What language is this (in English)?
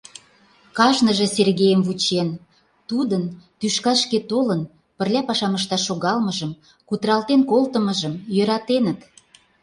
Mari